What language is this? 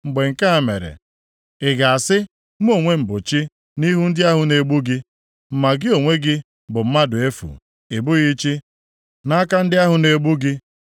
Igbo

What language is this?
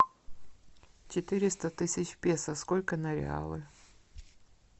Russian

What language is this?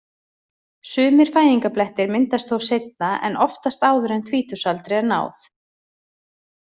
Icelandic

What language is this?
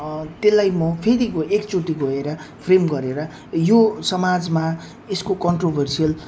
Nepali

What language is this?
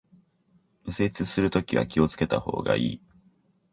Japanese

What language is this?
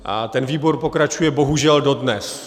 Czech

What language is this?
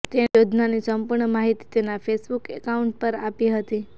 Gujarati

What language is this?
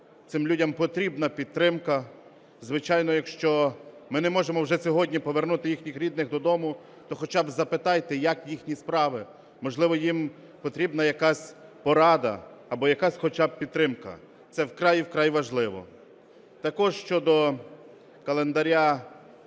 Ukrainian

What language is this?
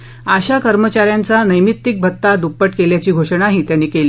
Marathi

